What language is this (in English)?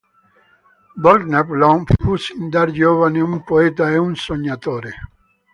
Italian